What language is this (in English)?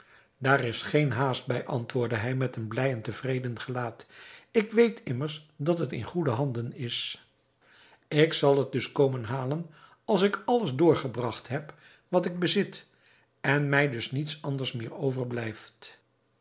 Dutch